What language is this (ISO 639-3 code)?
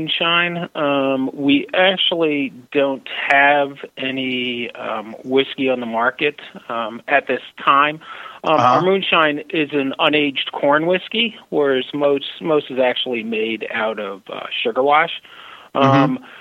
eng